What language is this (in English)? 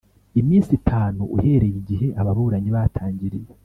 Kinyarwanda